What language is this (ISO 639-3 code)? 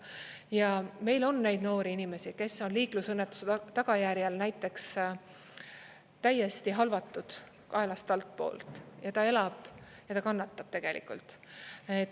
est